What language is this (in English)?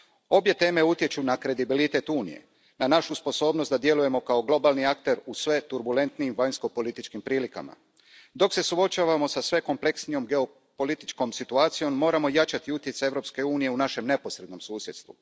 Croatian